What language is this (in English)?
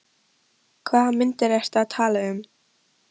Icelandic